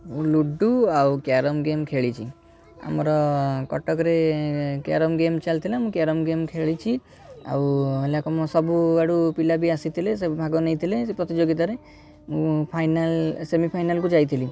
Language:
Odia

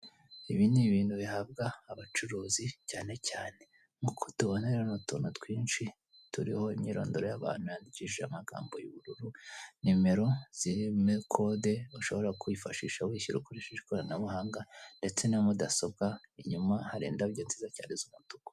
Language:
Kinyarwanda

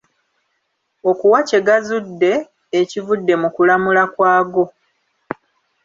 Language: Ganda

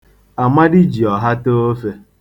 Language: Igbo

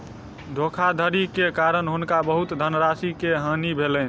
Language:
Maithili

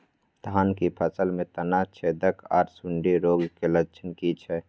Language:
Maithili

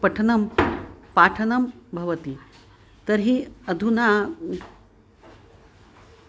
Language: Sanskrit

